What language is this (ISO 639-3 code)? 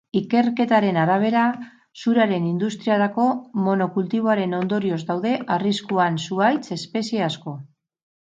eus